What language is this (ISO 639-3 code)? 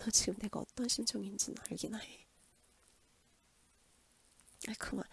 kor